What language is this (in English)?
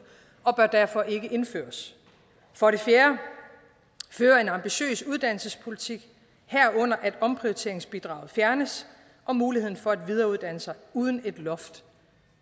Danish